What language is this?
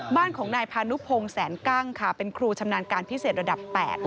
Thai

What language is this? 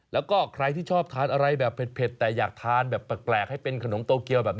Thai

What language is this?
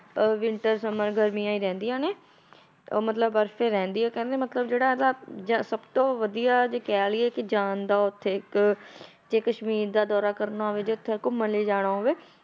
Punjabi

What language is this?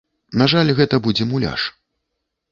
Belarusian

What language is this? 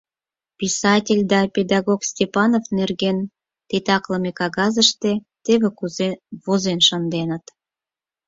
Mari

